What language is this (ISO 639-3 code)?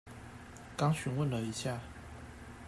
zho